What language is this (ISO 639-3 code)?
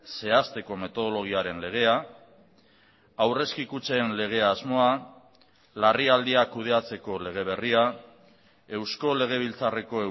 eus